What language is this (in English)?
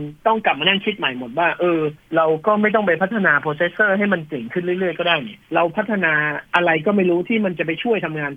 Thai